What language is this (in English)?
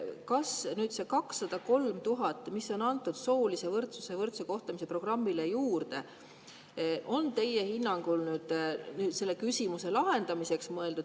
Estonian